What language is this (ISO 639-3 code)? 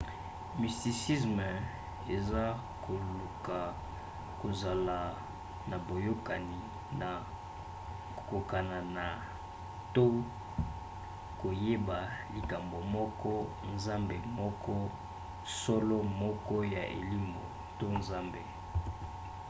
lin